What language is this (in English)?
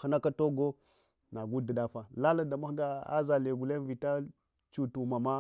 Hwana